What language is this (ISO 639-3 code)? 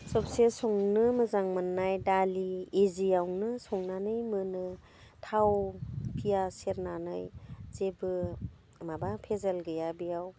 brx